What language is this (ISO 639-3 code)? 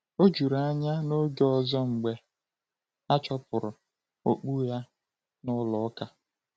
ibo